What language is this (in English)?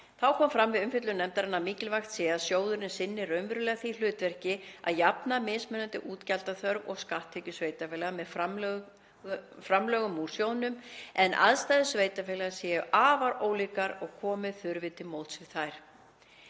Icelandic